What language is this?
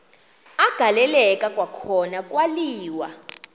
Xhosa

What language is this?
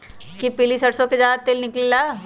Magahi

